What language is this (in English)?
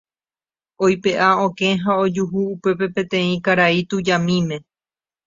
Guarani